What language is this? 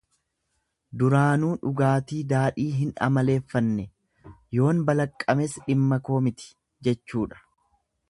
Oromo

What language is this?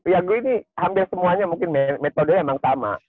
Indonesian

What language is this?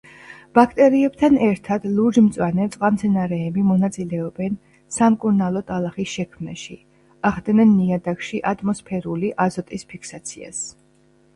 Georgian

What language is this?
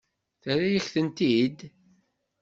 Kabyle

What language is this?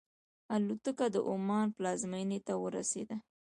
Pashto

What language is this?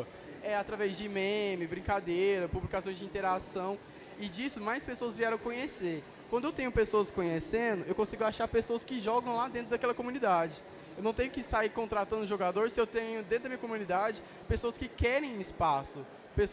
Portuguese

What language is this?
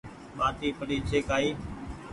Goaria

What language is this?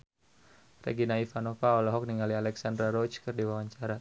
Sundanese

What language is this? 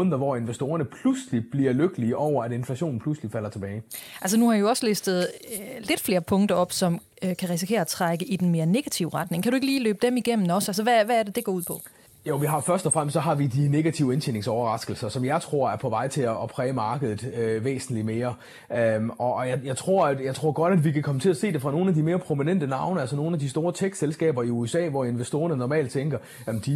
Danish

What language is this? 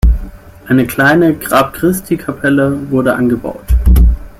German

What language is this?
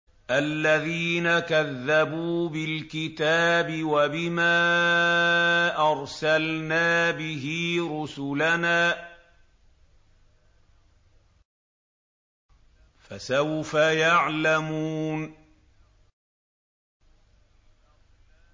Arabic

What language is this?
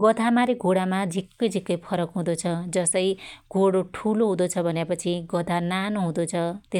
Dotyali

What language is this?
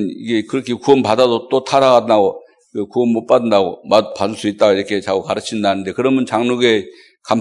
Korean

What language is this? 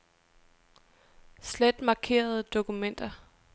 Danish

